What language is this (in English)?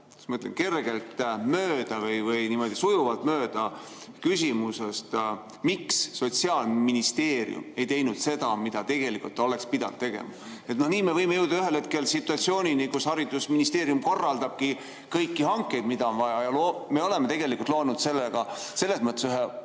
Estonian